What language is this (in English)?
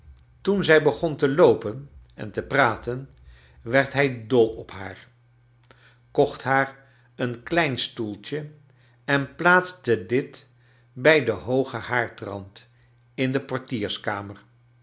Dutch